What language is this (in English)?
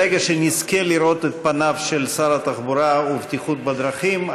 Hebrew